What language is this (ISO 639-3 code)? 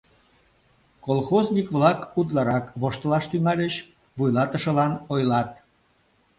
chm